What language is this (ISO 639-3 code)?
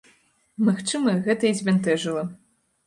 bel